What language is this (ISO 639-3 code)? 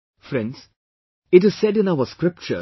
eng